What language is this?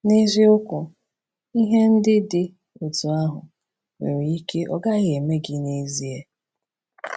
Igbo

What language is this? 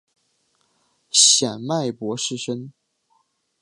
Chinese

